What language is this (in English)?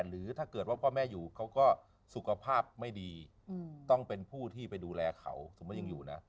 Thai